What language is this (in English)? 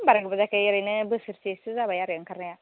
Bodo